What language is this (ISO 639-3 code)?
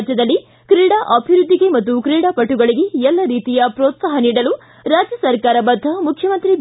kan